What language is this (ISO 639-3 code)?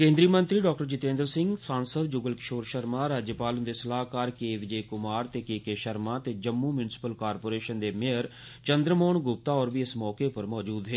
doi